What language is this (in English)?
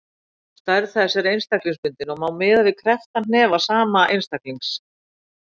Icelandic